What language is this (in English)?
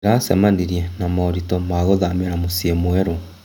Kikuyu